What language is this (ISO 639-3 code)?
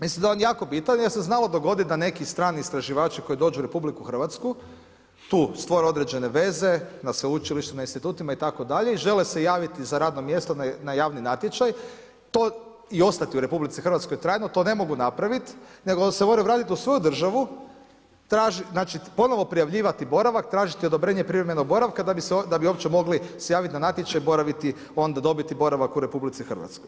hrv